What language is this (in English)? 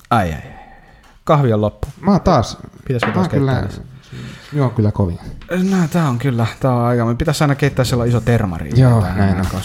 Finnish